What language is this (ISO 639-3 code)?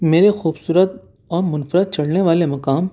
urd